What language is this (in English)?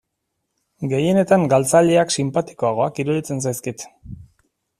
Basque